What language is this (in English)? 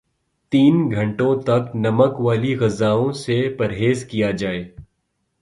Urdu